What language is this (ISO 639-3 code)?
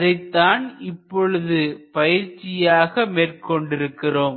tam